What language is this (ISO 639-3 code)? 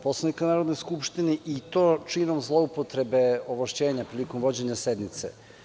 srp